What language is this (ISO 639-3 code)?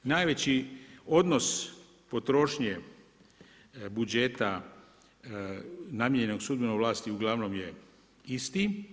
hrv